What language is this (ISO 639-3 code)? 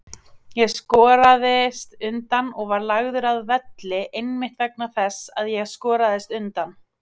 isl